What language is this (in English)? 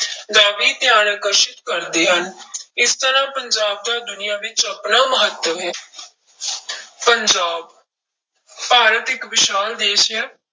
Punjabi